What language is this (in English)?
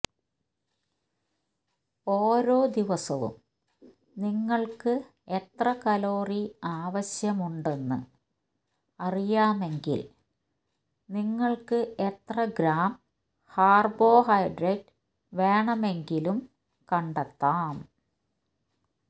Malayalam